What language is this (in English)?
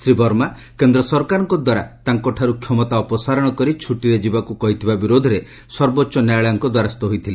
Odia